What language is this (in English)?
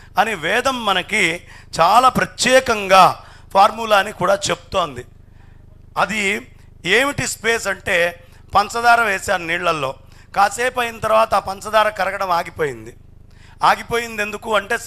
Telugu